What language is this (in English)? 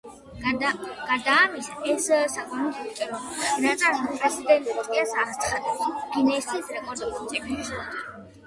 Georgian